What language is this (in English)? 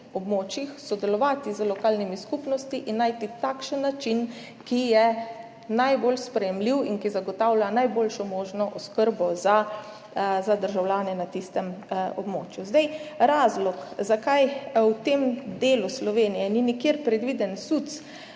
Slovenian